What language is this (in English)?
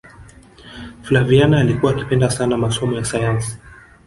Swahili